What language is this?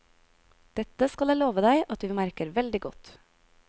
Norwegian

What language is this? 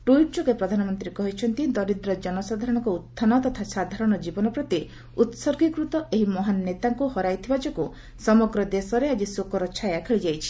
Odia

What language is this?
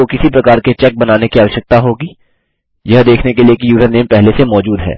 Hindi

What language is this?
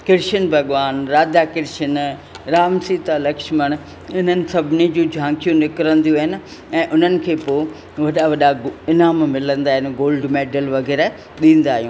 Sindhi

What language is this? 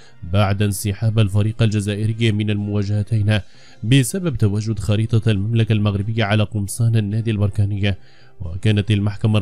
Arabic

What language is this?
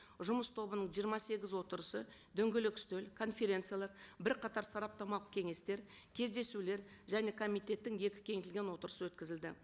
Kazakh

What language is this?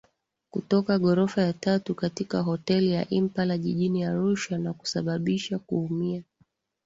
Swahili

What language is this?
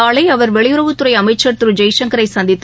Tamil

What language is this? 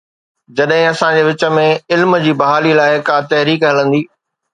Sindhi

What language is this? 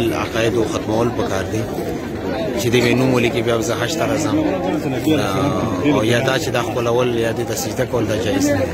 Arabic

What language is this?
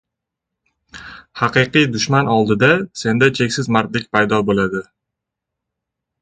Uzbek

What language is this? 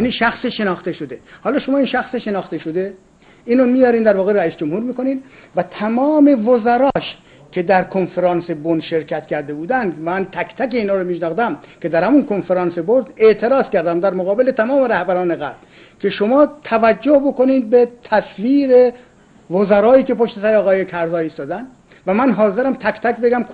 Persian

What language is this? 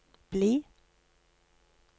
Norwegian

